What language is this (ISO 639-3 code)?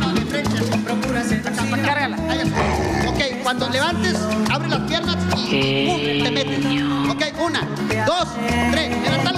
spa